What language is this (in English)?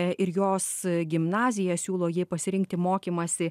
Lithuanian